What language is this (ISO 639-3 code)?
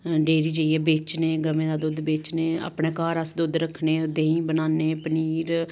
doi